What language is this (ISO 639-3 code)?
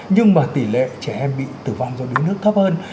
vie